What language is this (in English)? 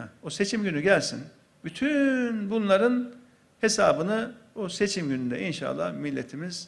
Turkish